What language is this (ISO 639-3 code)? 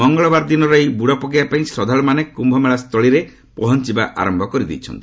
ori